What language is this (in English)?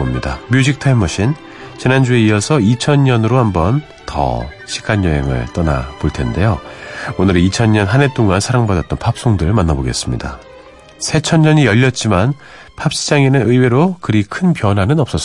Korean